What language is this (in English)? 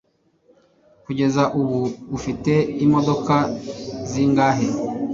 Kinyarwanda